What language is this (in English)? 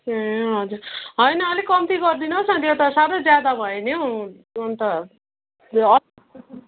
Nepali